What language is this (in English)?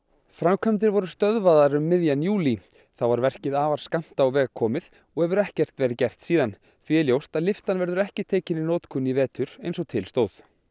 Icelandic